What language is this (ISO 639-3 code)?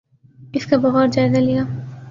urd